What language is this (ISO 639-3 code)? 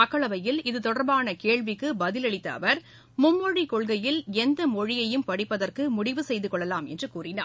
tam